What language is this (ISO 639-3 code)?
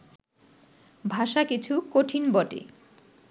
ben